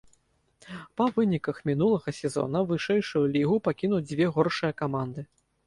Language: Belarusian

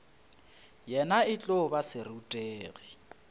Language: Northern Sotho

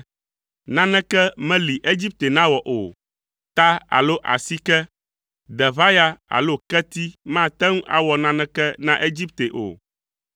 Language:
Ewe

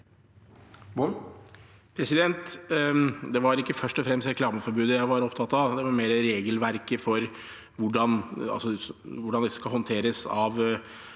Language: Norwegian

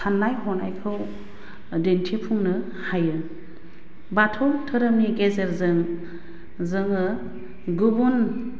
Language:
Bodo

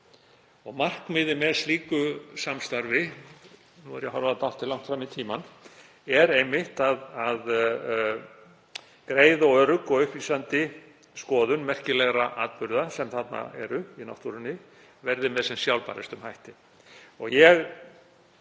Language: Icelandic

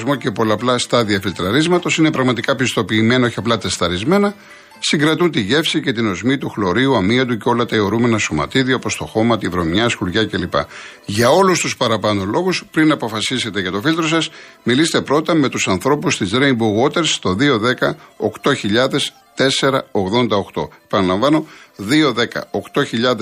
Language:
Greek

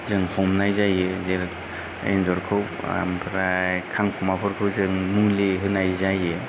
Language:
Bodo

